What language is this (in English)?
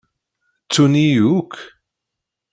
Kabyle